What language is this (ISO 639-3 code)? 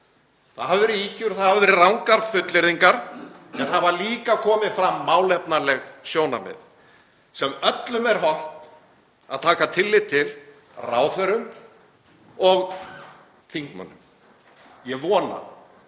isl